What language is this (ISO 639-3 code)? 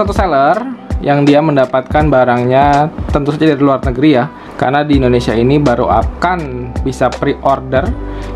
ind